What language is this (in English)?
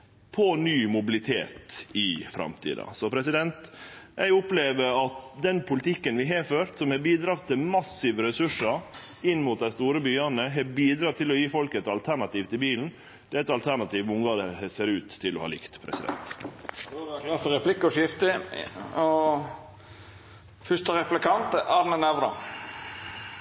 Norwegian